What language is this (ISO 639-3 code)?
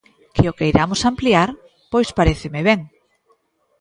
glg